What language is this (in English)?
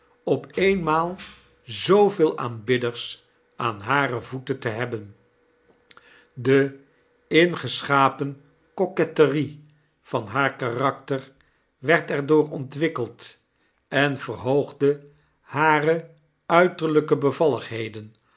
Dutch